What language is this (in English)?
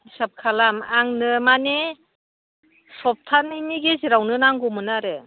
Bodo